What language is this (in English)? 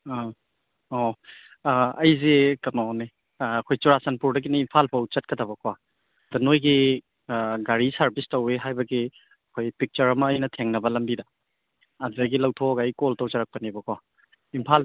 Manipuri